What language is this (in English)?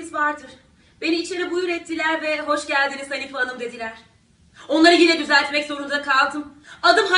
Turkish